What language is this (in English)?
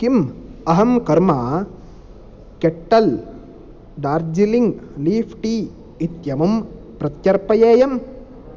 Sanskrit